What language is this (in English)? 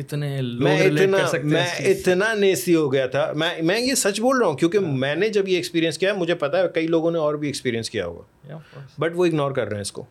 Urdu